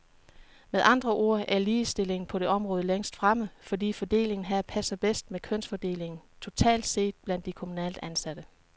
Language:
Danish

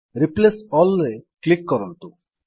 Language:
Odia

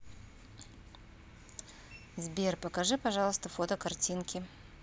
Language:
Russian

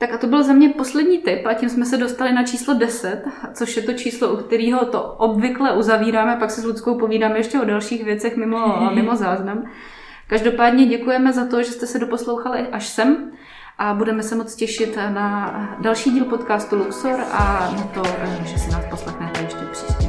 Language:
Czech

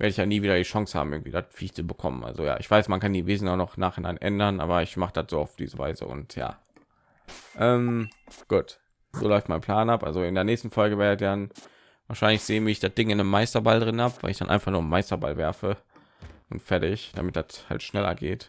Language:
German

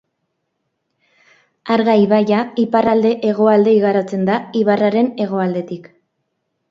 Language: Basque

